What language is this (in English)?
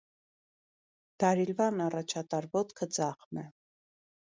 Armenian